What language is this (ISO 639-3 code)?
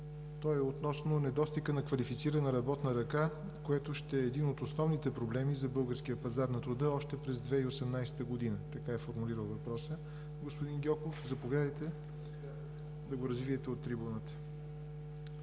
bul